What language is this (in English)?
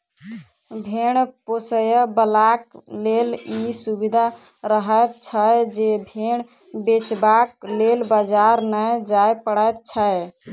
Maithili